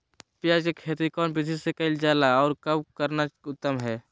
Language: Magahi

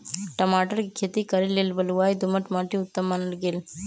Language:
Magahi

